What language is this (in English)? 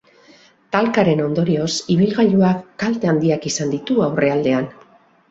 Basque